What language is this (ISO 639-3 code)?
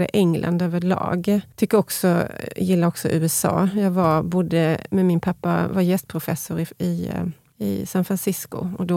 swe